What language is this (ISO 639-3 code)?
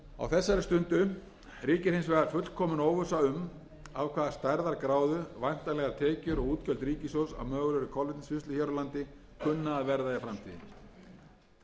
isl